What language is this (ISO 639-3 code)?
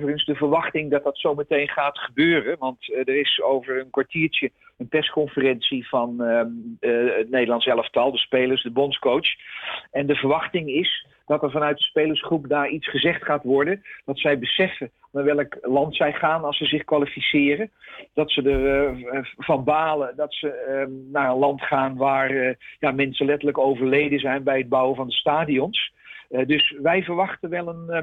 nld